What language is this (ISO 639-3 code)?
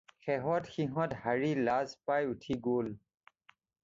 asm